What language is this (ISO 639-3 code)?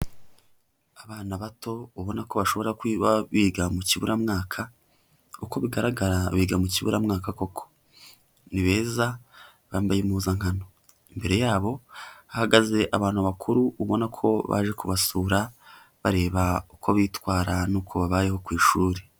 kin